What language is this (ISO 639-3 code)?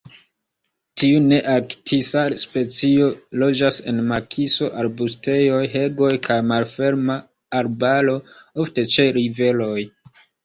epo